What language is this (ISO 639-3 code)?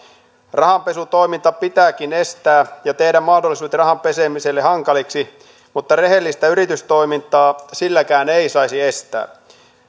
fin